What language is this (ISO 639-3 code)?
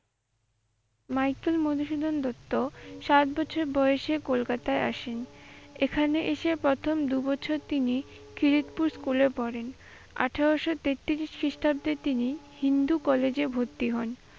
ben